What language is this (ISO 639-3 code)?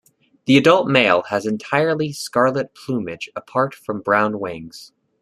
eng